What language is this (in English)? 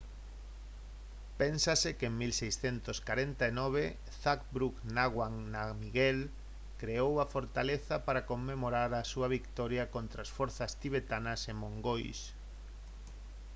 Galician